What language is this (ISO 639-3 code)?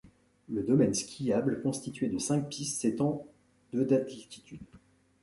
fra